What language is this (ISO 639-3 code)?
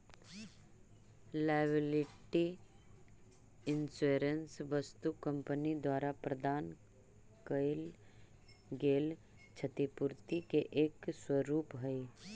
mag